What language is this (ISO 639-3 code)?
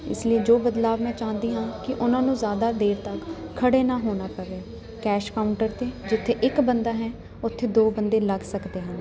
pan